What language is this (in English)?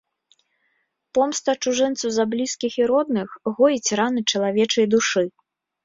Belarusian